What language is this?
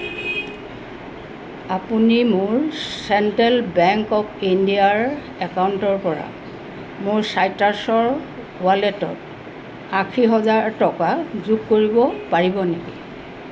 Assamese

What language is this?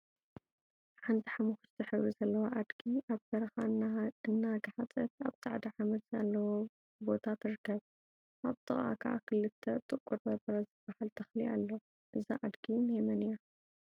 Tigrinya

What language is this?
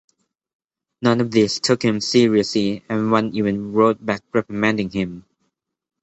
English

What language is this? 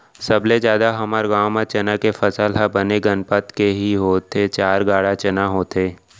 Chhattisgarhi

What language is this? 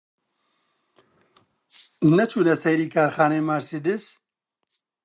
Central Kurdish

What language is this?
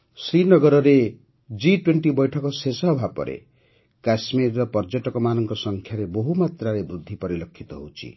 Odia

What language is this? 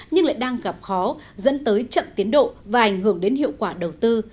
Vietnamese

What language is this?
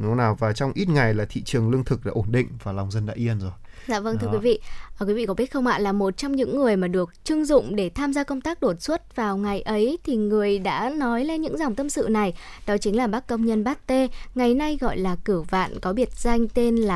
Vietnamese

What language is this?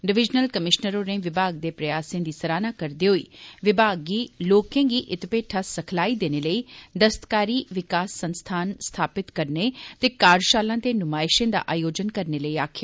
Dogri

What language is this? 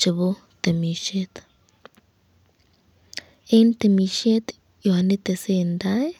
Kalenjin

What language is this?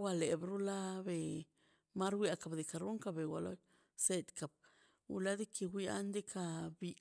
Mazaltepec Zapotec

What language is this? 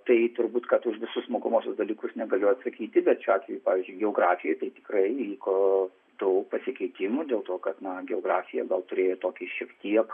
Lithuanian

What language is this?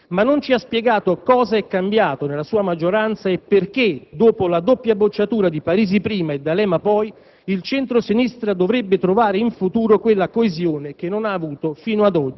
Italian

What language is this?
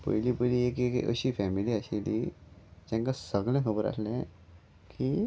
Konkani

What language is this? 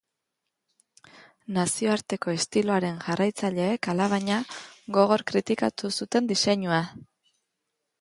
Basque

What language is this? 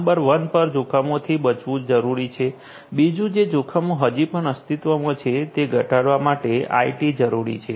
Gujarati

